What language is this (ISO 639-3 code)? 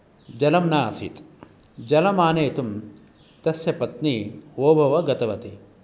san